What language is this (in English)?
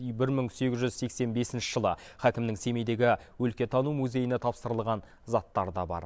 Kazakh